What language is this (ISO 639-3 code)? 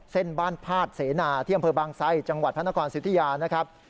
tha